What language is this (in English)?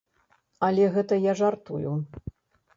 Belarusian